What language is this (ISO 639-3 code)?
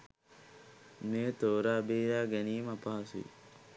sin